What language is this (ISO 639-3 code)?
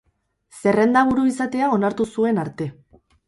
eus